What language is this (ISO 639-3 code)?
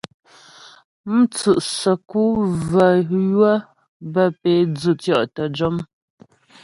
bbj